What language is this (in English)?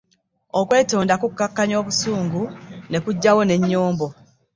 Ganda